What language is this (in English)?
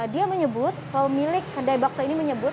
Indonesian